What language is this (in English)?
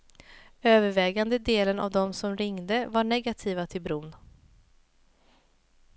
Swedish